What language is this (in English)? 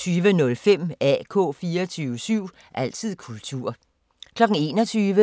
Danish